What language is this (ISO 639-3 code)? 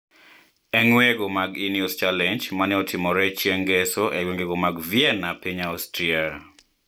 luo